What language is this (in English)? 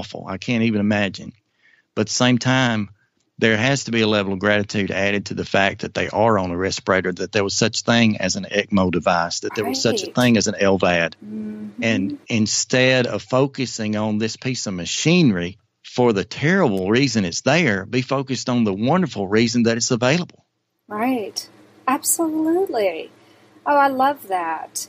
English